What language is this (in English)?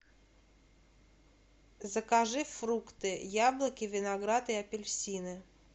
Russian